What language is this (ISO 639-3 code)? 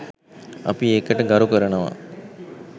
sin